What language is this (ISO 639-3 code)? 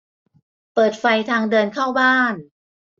tha